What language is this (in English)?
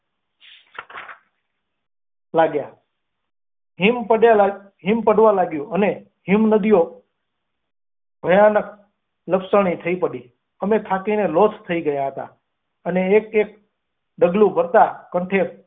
Gujarati